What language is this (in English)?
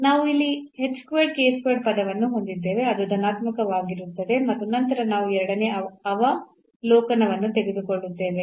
Kannada